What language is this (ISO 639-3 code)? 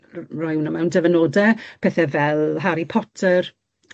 cym